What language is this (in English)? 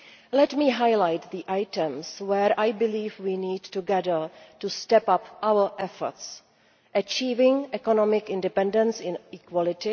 English